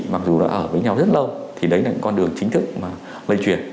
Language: Vietnamese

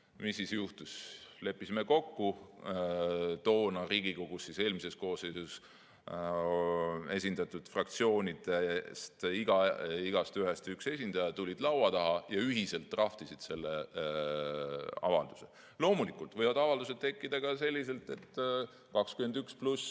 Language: Estonian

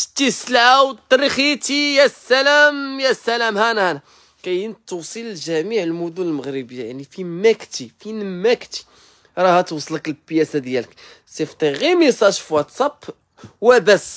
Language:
Arabic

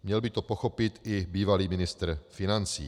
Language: Czech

